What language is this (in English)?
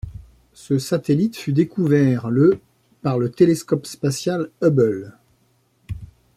French